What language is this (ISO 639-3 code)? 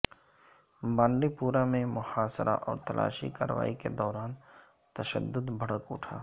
urd